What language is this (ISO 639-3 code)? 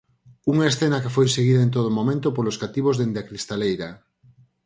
glg